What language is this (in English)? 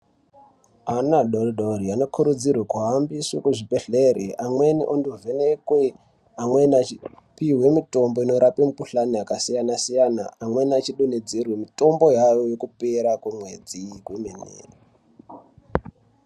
Ndau